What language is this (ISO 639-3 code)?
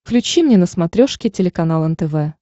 rus